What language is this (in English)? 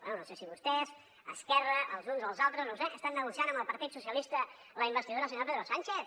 Catalan